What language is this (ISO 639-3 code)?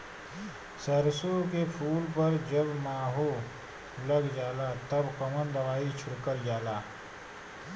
bho